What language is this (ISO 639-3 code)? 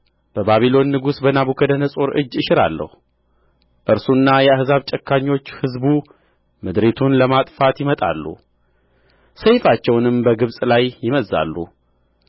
amh